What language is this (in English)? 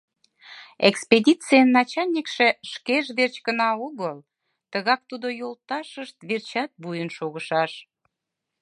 Mari